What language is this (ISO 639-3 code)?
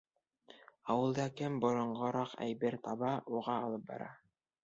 bak